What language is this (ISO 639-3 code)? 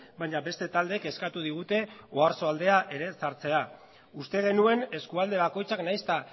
eus